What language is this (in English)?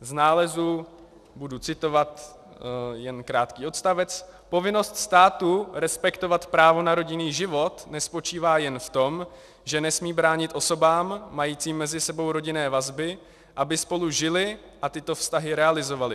Czech